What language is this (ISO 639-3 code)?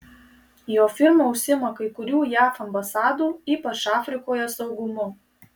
lit